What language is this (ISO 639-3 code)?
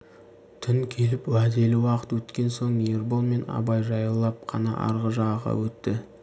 kaz